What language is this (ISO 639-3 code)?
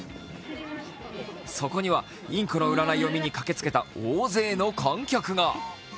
jpn